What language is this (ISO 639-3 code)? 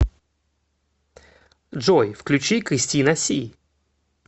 rus